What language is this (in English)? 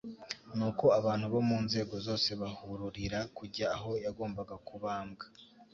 Kinyarwanda